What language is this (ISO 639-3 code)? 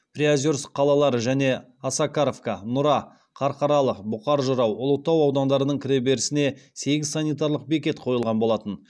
kaz